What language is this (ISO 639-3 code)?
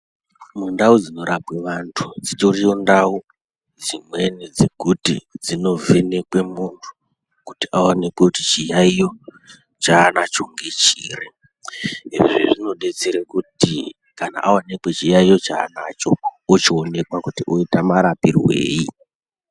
ndc